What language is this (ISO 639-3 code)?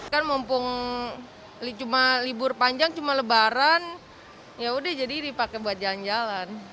ind